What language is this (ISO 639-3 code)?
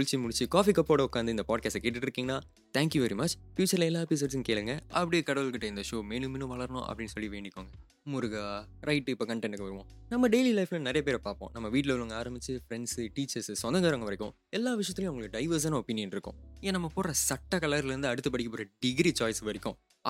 tam